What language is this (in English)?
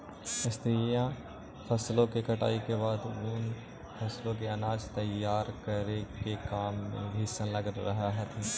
Magahi